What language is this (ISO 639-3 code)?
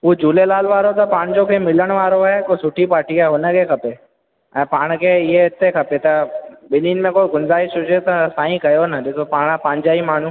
snd